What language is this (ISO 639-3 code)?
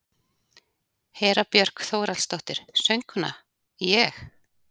isl